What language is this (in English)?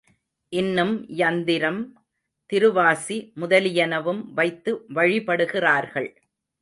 Tamil